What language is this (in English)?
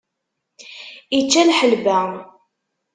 Kabyle